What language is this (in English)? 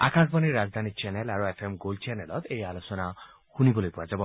Assamese